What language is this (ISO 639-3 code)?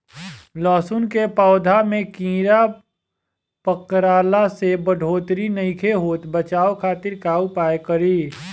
bho